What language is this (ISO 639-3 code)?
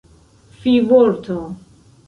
epo